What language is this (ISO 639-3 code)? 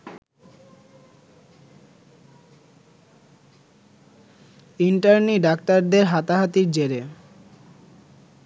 ben